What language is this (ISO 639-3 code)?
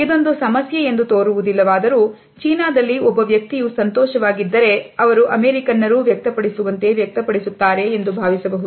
kan